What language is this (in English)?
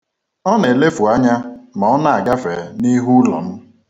Igbo